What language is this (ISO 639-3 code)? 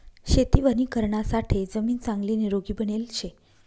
mar